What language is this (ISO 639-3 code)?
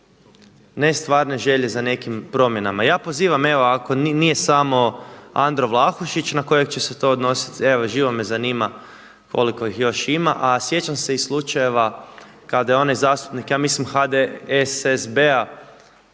hrv